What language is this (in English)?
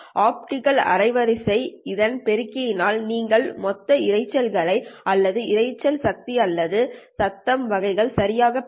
Tamil